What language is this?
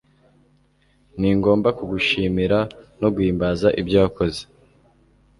Kinyarwanda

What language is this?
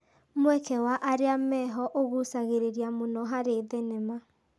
Kikuyu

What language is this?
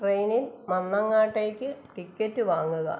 Malayalam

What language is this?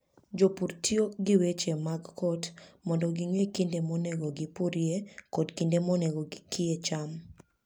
Luo (Kenya and Tanzania)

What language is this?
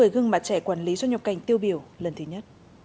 Vietnamese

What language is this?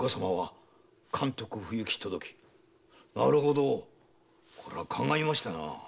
Japanese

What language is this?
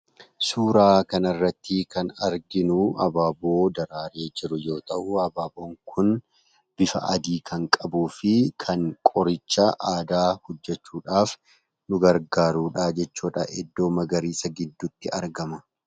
Oromo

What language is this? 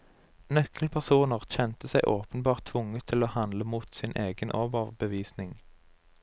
Norwegian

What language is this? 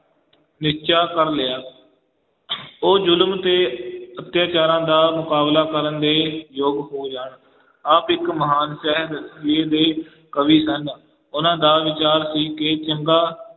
Punjabi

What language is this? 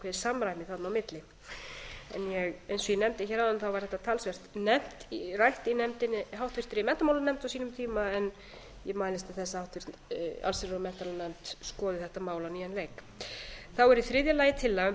Icelandic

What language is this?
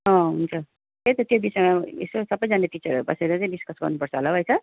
Nepali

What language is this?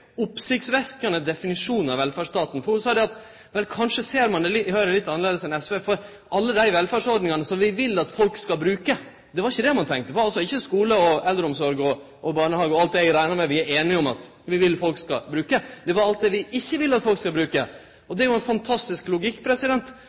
Norwegian Nynorsk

